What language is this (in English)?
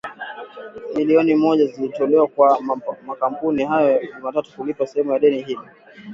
Swahili